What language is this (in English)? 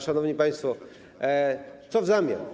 Polish